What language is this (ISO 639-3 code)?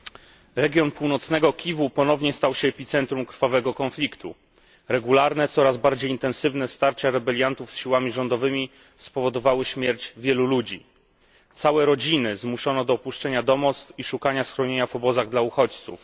pol